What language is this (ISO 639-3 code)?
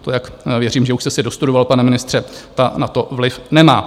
ces